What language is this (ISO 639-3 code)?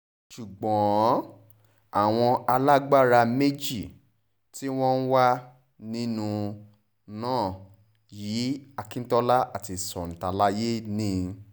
yor